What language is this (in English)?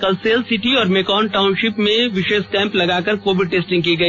Hindi